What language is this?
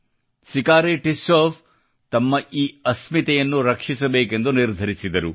Kannada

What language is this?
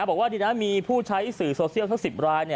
Thai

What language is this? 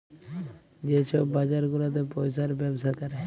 Bangla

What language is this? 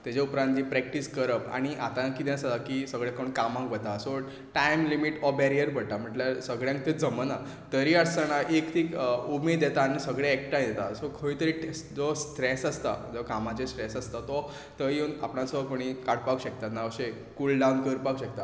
Konkani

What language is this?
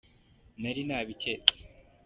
Kinyarwanda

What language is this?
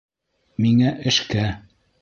Bashkir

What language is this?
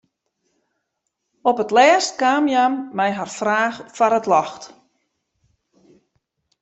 Western Frisian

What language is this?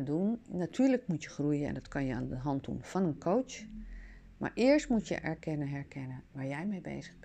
Dutch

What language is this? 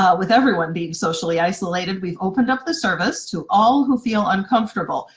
English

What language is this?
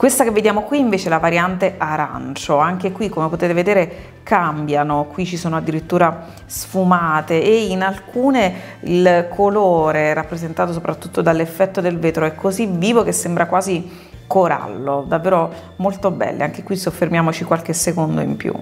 Italian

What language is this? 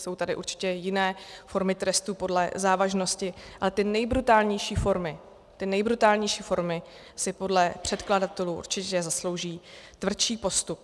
Czech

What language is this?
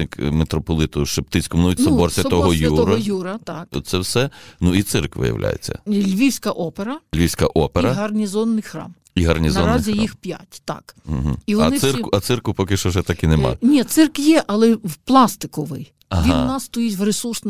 Ukrainian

